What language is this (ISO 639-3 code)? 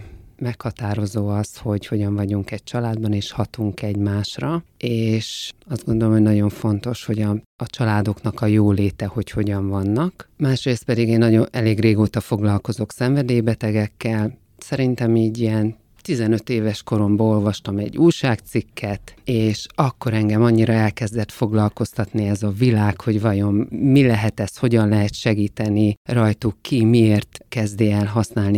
hun